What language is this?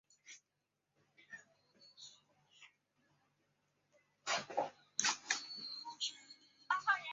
Chinese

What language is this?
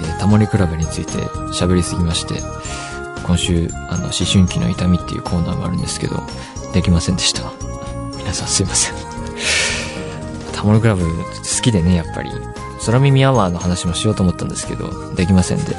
Japanese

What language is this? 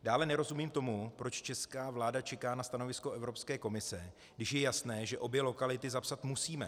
Czech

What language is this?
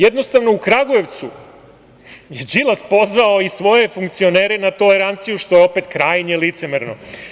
Serbian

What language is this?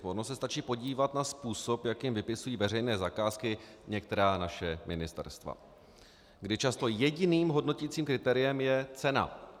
Czech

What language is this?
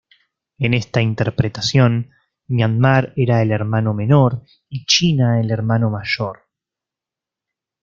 Spanish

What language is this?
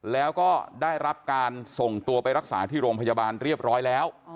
Thai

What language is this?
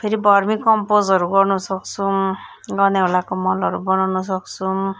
Nepali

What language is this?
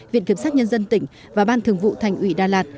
Vietnamese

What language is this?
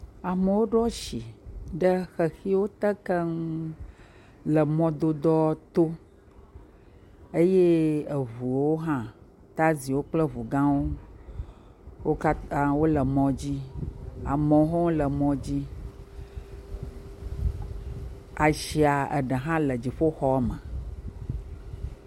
Ewe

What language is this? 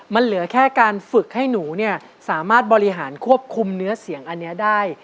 Thai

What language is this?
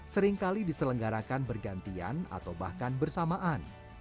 Indonesian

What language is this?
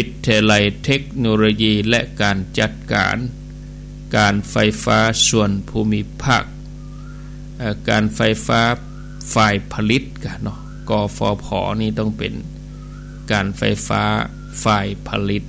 Thai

